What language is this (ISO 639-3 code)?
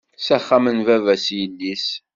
kab